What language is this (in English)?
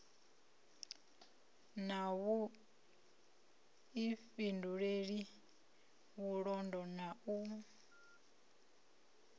Venda